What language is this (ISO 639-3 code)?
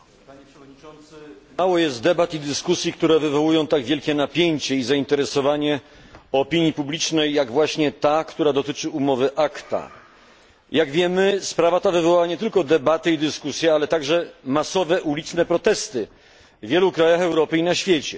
pol